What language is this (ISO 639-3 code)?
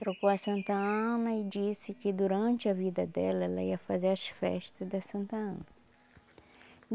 por